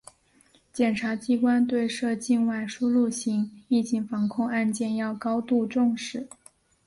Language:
Chinese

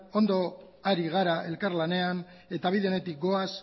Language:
Basque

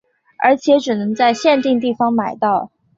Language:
Chinese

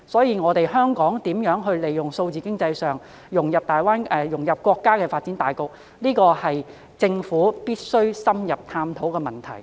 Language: Cantonese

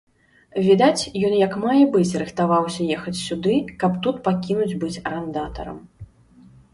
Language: Belarusian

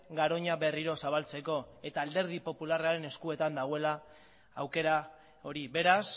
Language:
Basque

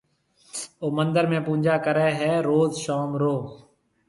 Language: Marwari (Pakistan)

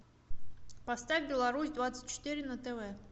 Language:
Russian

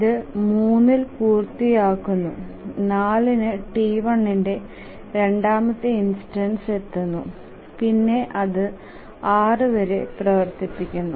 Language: Malayalam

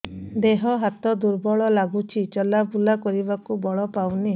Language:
Odia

